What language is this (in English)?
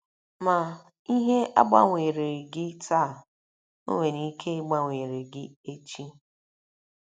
Igbo